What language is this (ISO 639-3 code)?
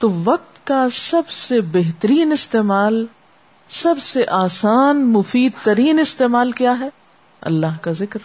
urd